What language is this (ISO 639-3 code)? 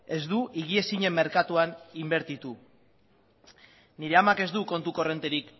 eus